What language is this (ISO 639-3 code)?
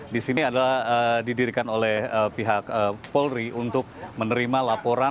ind